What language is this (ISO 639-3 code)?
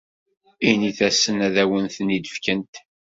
kab